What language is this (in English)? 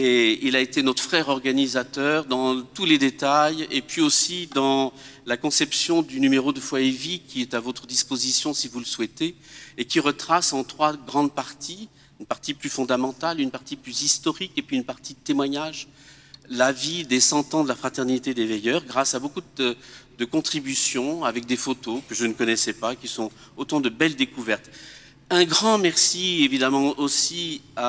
French